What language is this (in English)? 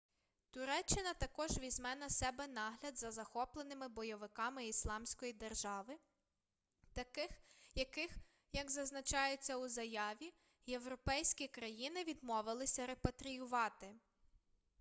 Ukrainian